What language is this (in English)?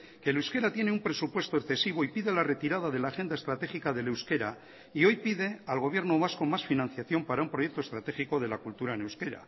Spanish